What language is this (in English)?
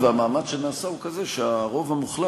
Hebrew